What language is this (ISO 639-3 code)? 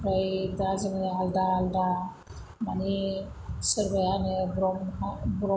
brx